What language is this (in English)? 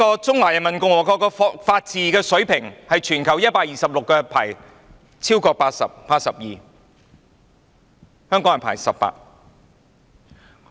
Cantonese